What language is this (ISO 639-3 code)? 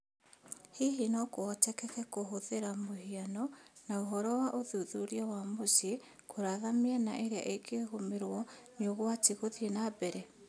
kik